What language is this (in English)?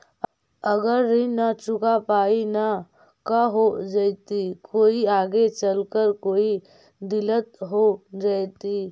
Magahi